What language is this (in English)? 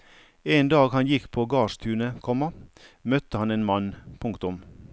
Norwegian